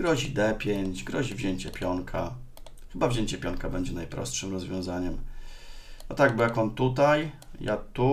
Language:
Polish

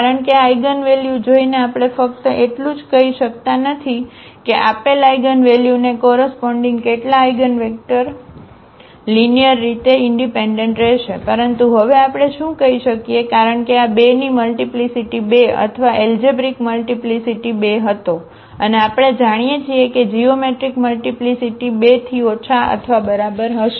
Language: Gujarati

